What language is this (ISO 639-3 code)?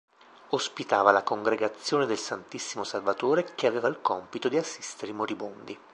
ita